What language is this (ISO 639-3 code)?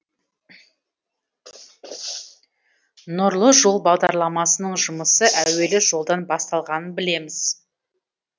kaz